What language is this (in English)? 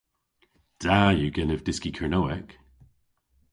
Cornish